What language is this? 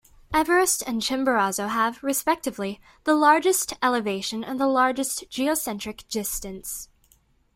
English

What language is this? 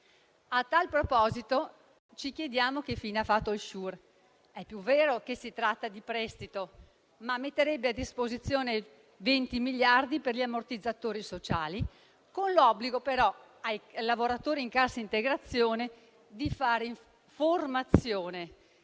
Italian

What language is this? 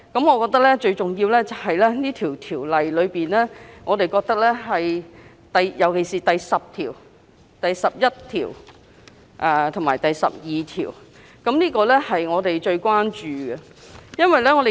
Cantonese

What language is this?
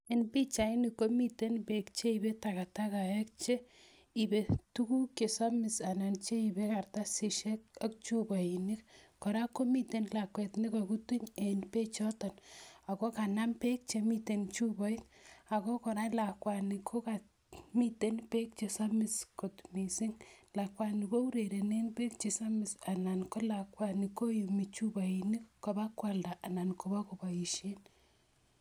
Kalenjin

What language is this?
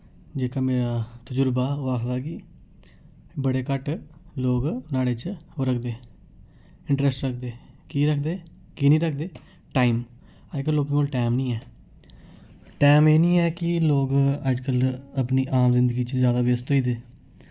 Dogri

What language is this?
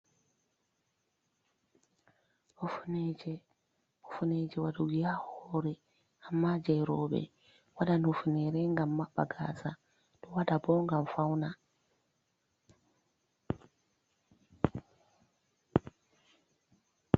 Fula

